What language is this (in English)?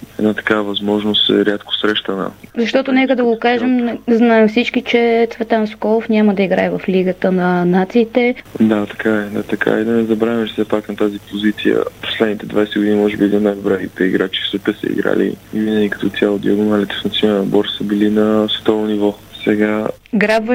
Bulgarian